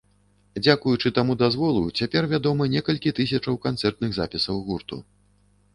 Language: Belarusian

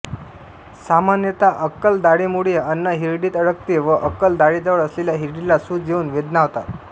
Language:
Marathi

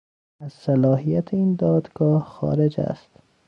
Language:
Persian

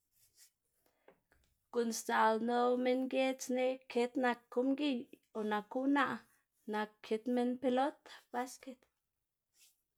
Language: Xanaguía Zapotec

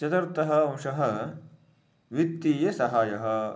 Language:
Sanskrit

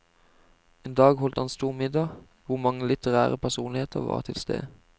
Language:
Norwegian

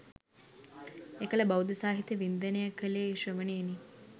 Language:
Sinhala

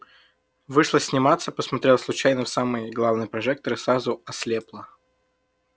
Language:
Russian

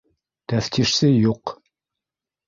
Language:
Bashkir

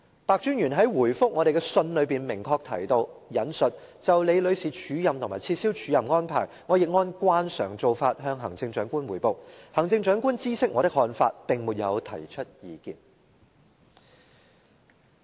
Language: Cantonese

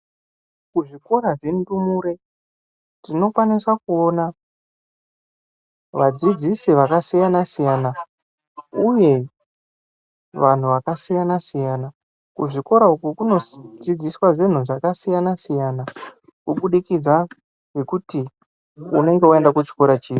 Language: Ndau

